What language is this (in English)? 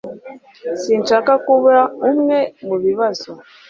Kinyarwanda